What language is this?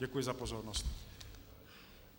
Czech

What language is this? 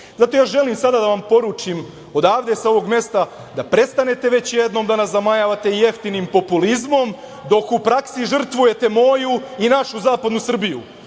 Serbian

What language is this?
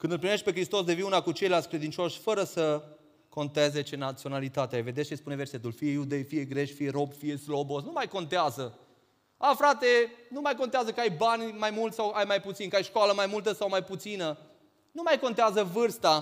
Romanian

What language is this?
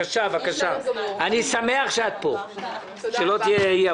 Hebrew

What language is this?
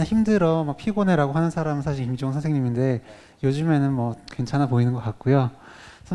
Korean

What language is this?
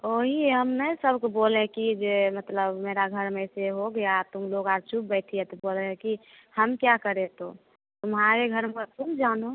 Hindi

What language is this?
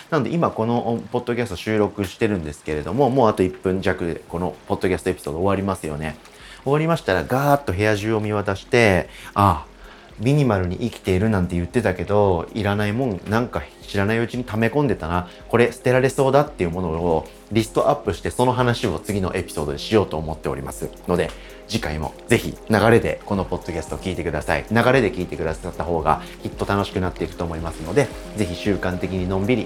Japanese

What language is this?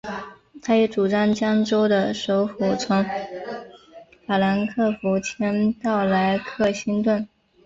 Chinese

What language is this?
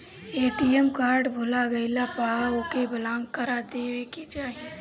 Bhojpuri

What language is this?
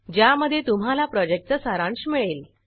Marathi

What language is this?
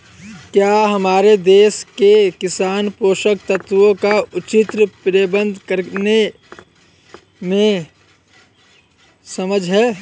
Hindi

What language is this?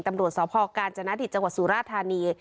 Thai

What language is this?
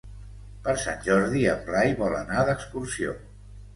Catalan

